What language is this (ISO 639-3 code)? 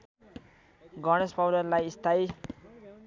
nep